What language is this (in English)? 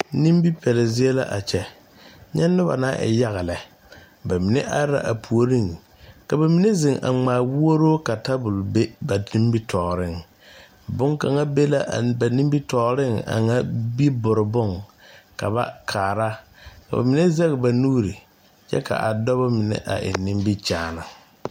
Southern Dagaare